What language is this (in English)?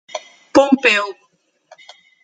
Portuguese